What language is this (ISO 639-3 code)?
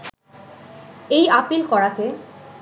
ben